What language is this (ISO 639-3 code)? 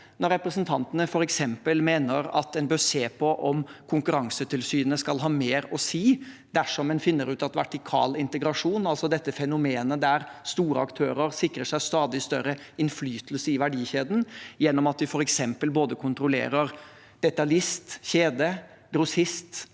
nor